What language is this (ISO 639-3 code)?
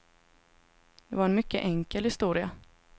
swe